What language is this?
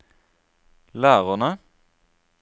Norwegian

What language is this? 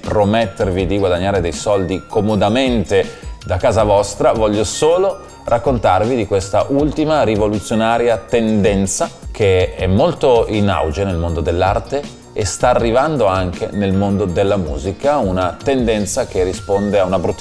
Italian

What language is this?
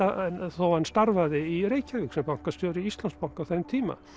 Icelandic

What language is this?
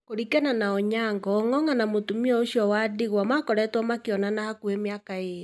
Kikuyu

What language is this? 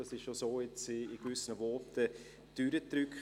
Swiss German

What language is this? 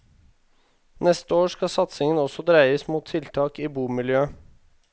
Norwegian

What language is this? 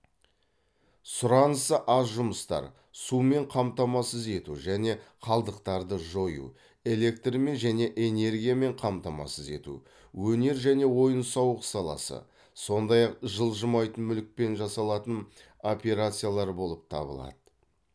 Kazakh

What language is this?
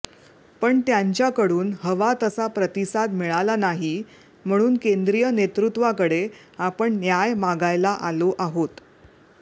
Marathi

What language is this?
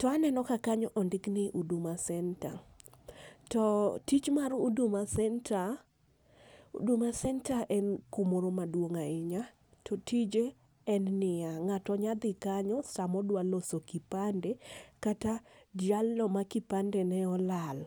Luo (Kenya and Tanzania)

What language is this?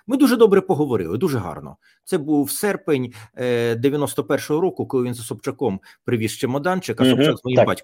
Ukrainian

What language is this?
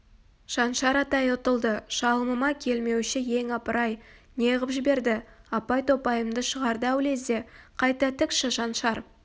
Kazakh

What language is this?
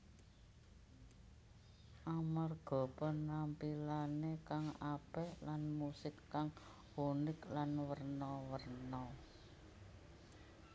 Javanese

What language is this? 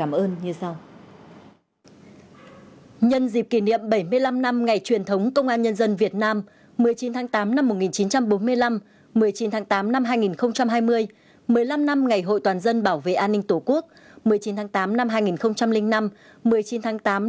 Vietnamese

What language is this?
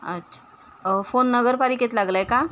Marathi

